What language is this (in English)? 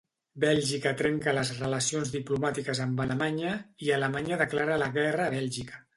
Catalan